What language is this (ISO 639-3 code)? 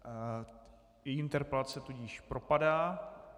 ces